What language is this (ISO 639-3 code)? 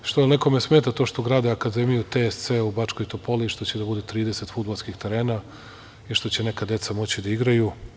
srp